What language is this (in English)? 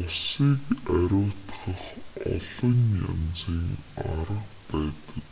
Mongolian